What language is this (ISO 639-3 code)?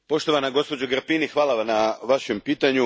hrv